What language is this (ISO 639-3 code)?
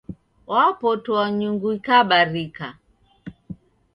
dav